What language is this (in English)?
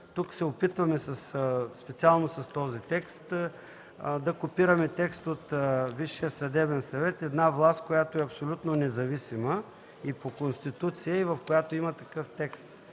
Bulgarian